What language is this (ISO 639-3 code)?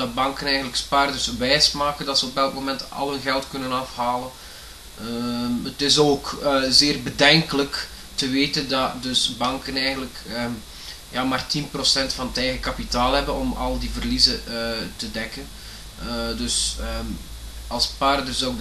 nld